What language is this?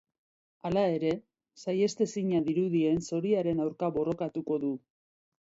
Basque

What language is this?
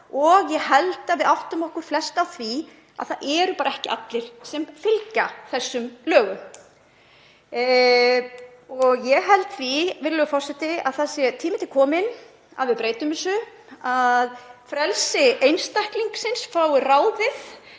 Icelandic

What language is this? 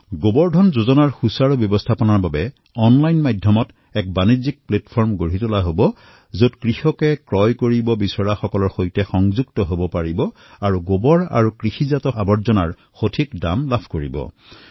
Assamese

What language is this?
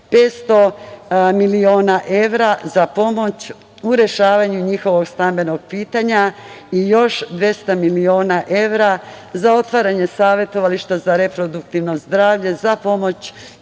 Serbian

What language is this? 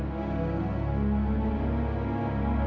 Indonesian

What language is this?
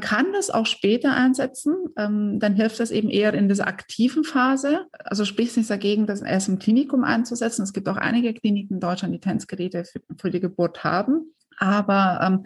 German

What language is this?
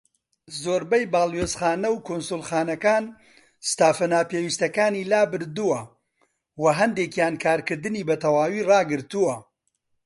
Central Kurdish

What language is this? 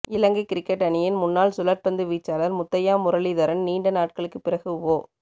Tamil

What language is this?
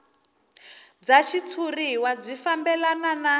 Tsonga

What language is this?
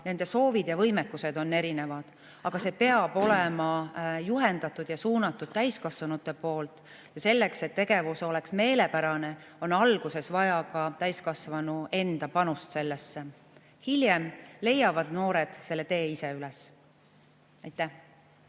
Estonian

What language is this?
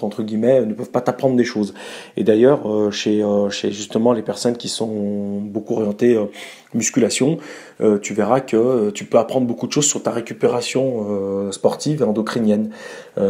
French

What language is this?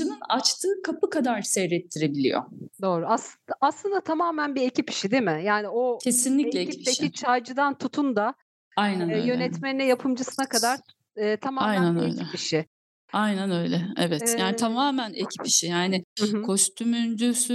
Turkish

